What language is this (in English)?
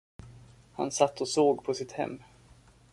Swedish